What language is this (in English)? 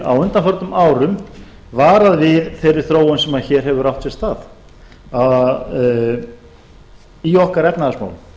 Icelandic